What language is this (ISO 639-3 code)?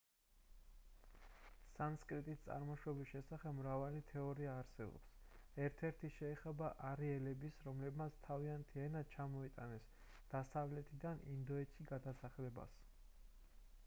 kat